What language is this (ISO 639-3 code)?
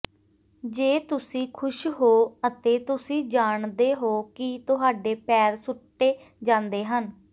pan